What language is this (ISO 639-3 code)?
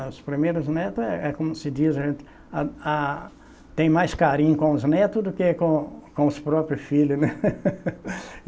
por